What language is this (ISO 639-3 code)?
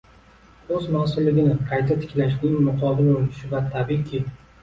uzb